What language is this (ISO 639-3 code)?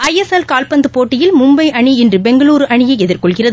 tam